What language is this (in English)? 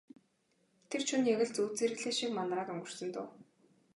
Mongolian